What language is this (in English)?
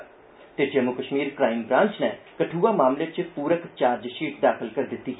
Dogri